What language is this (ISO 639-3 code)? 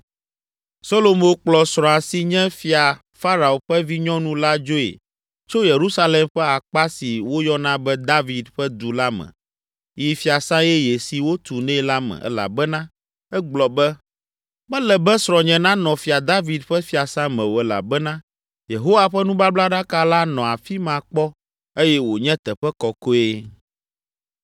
ewe